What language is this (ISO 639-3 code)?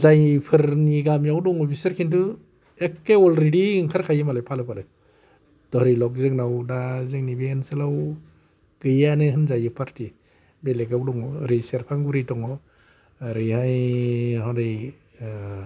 brx